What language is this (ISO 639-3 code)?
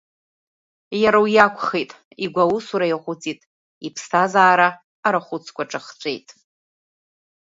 abk